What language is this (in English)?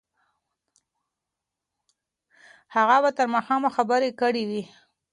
Pashto